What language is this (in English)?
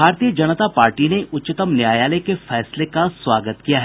Hindi